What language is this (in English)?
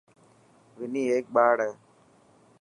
Dhatki